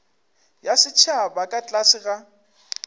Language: Northern Sotho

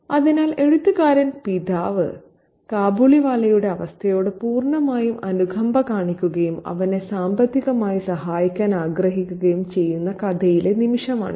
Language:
Malayalam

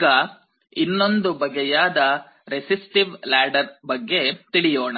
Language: Kannada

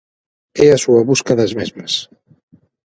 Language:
Galician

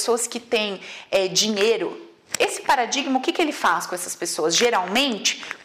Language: Portuguese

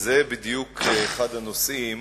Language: Hebrew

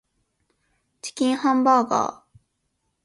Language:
Japanese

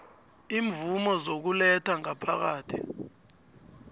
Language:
South Ndebele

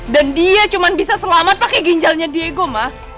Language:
Indonesian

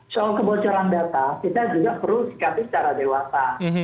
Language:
Indonesian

